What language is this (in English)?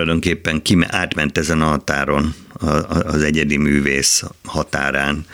Hungarian